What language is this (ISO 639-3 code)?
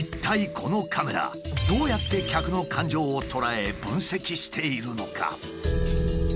jpn